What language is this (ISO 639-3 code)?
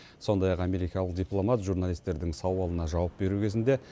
kaz